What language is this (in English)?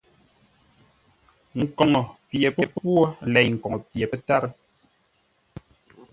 Ngombale